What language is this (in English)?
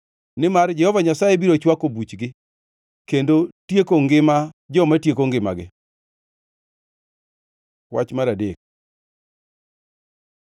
Luo (Kenya and Tanzania)